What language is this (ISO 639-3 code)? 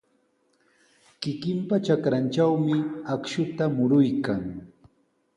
qws